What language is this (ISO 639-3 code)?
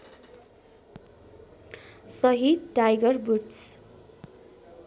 nep